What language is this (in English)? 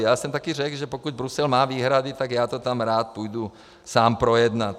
Czech